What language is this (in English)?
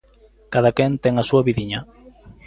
Galician